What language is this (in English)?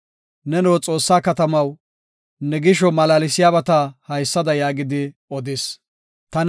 Gofa